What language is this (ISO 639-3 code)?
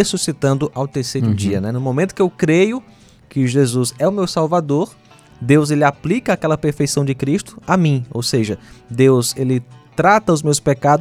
por